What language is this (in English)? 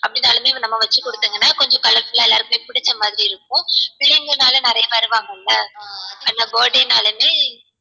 Tamil